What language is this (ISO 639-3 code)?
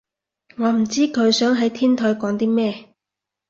yue